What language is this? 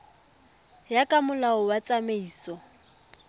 Tswana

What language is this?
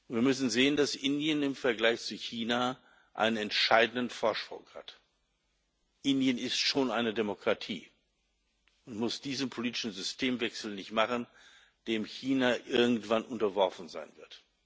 German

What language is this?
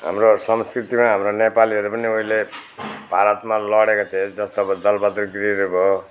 Nepali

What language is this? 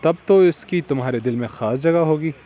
Urdu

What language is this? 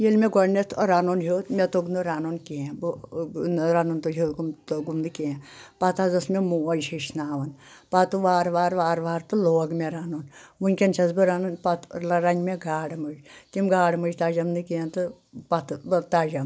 Kashmiri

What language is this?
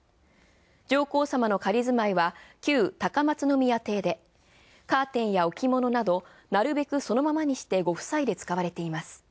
Japanese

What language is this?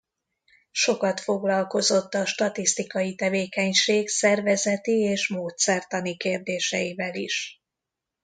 Hungarian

